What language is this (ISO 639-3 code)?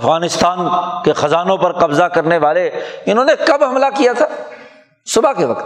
urd